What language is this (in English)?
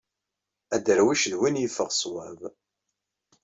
Kabyle